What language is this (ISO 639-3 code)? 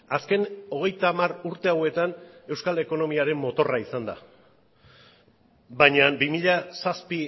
eus